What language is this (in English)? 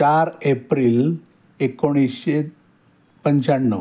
Marathi